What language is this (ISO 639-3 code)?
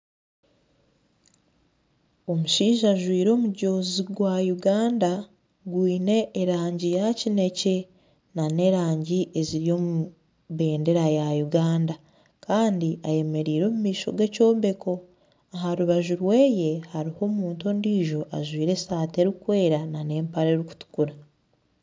nyn